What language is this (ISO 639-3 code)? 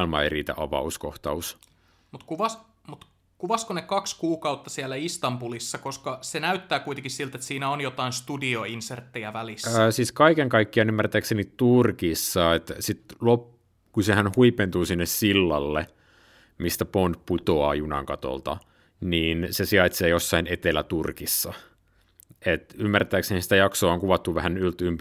fin